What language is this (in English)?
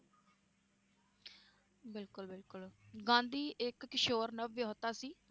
Punjabi